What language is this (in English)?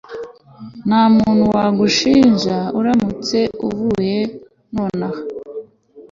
Kinyarwanda